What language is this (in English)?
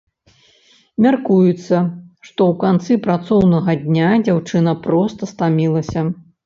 Belarusian